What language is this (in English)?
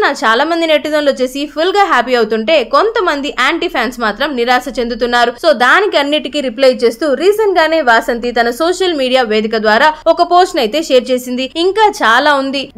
Telugu